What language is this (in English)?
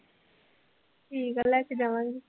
Punjabi